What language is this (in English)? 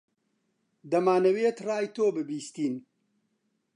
Central Kurdish